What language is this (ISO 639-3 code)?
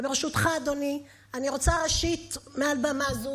heb